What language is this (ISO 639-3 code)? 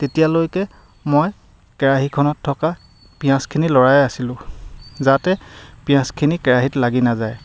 asm